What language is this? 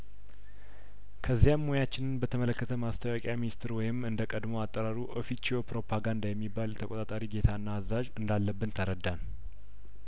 Amharic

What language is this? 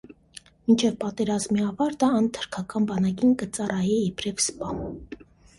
Armenian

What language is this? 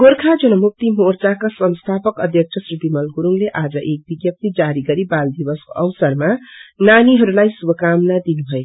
Nepali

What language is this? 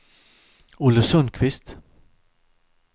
Swedish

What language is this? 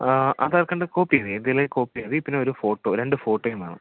Malayalam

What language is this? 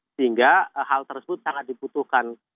Indonesian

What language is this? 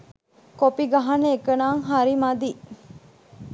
Sinhala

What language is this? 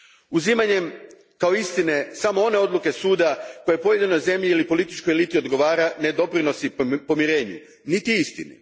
Croatian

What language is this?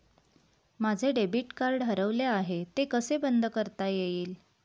Marathi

